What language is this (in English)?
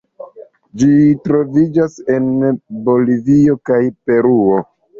Esperanto